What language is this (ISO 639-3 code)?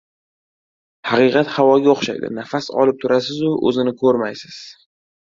uzb